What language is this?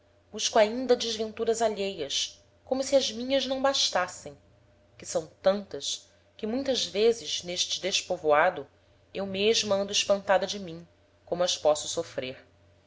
Portuguese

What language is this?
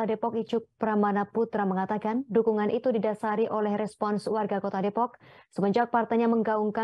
Indonesian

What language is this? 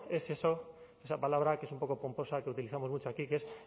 Spanish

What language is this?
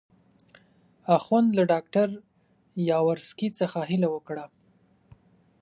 Pashto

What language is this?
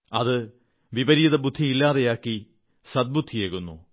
Malayalam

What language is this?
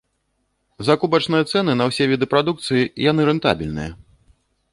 Belarusian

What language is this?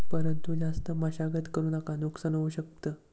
Marathi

